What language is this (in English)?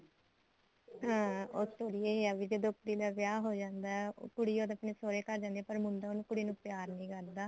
Punjabi